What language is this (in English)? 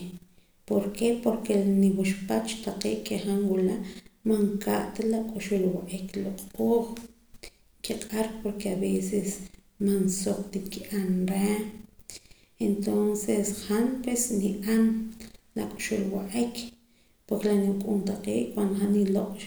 Poqomam